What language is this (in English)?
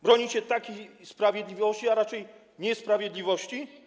Polish